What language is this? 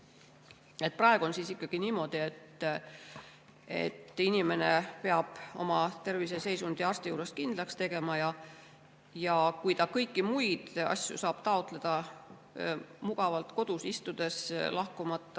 Estonian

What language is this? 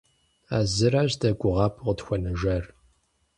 Kabardian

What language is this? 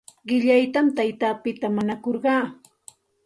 Santa Ana de Tusi Pasco Quechua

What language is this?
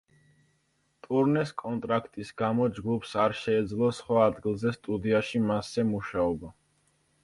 Georgian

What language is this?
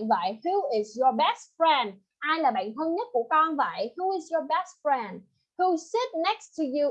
Vietnamese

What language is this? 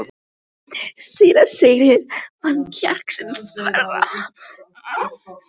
Icelandic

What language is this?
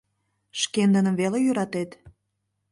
Mari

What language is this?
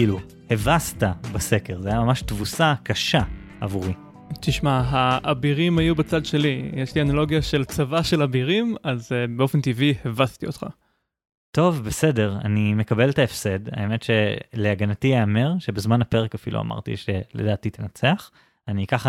Hebrew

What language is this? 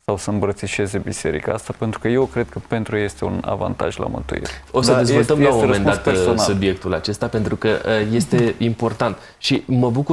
Romanian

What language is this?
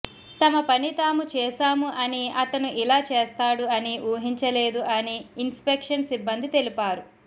Telugu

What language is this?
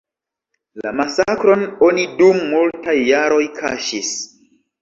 Esperanto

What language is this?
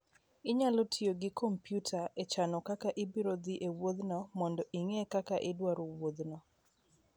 Luo (Kenya and Tanzania)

